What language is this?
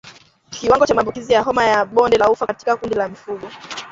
Swahili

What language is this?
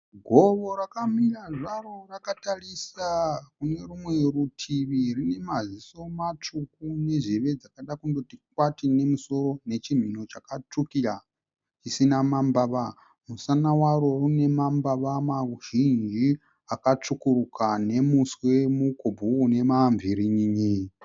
Shona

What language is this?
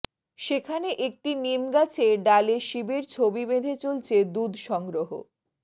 Bangla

